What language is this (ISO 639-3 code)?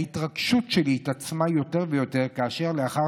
heb